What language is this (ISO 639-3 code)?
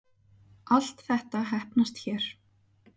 isl